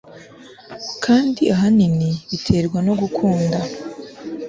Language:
Kinyarwanda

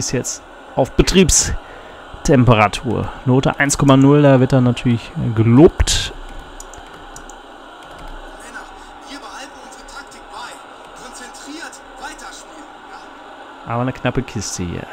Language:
German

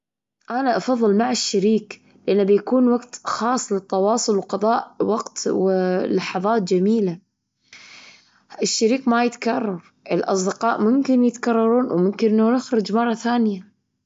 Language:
Gulf Arabic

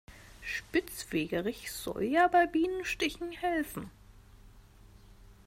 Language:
German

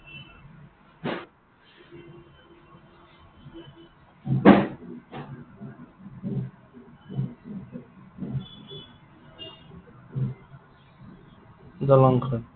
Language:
Assamese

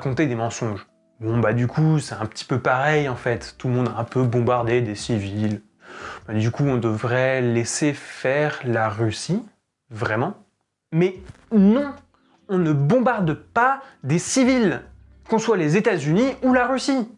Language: French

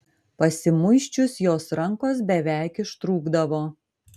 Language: Lithuanian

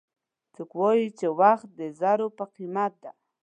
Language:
Pashto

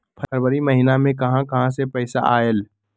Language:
Magahi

